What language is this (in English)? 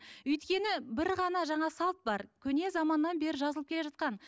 Kazakh